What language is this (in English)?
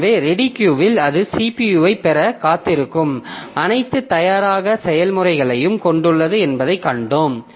Tamil